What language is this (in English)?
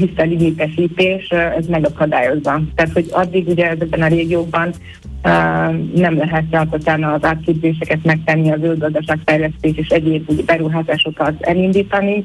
Hungarian